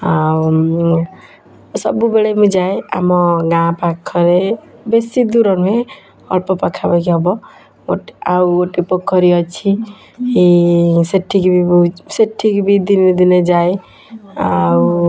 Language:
Odia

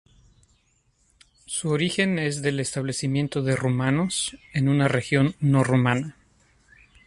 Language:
Spanish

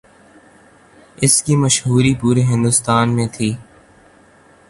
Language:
Urdu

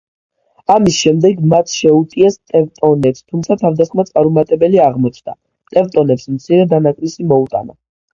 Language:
Georgian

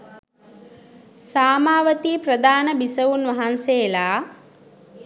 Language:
Sinhala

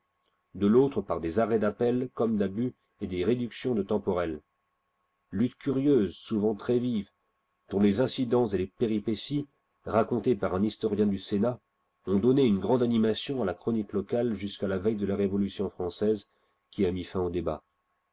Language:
French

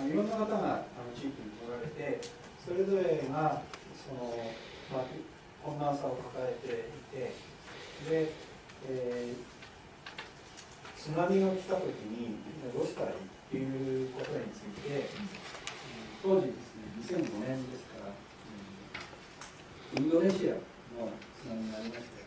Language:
Japanese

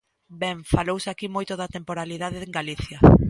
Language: Galician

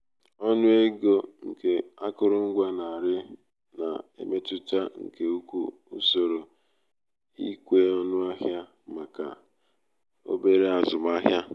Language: Igbo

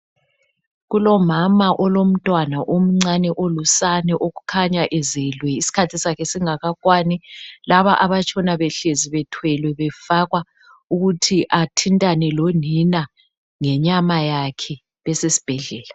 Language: North Ndebele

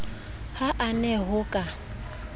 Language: Southern Sotho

